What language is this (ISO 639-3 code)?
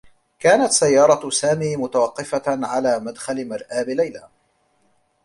ara